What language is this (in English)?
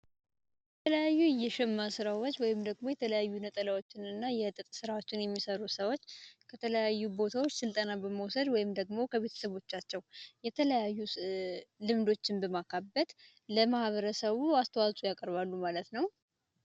Amharic